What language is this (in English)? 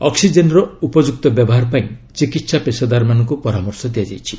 Odia